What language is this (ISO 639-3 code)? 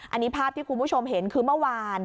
tha